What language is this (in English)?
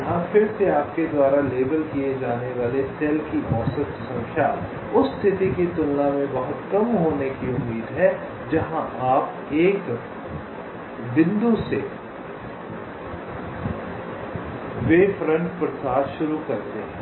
Hindi